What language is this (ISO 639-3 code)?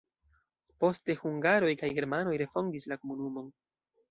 epo